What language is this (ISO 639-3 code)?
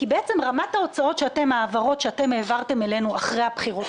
heb